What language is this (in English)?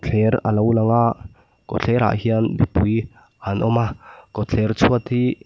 Mizo